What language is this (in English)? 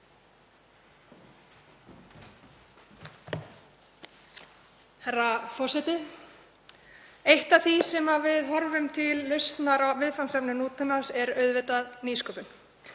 Icelandic